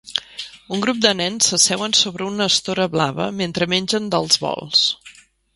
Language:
Catalan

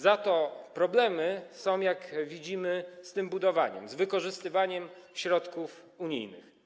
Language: Polish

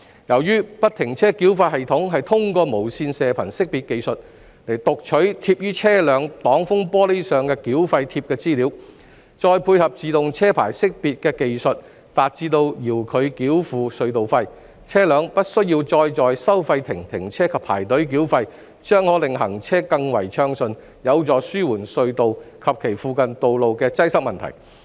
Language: Cantonese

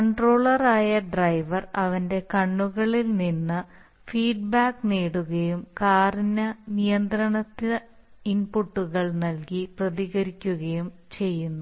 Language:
Malayalam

